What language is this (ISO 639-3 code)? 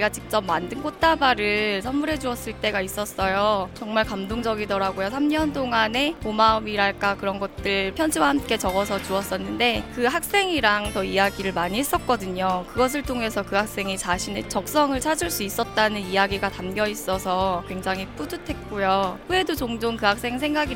kor